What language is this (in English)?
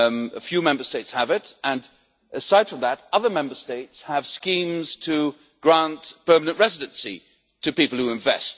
English